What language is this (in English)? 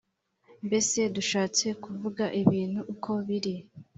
Kinyarwanda